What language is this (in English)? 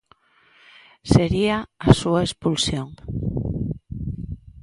Galician